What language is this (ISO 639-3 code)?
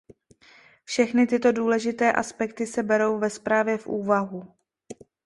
ces